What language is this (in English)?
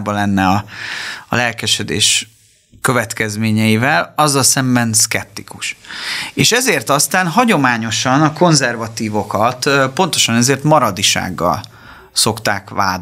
Hungarian